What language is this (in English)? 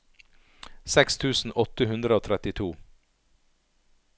Norwegian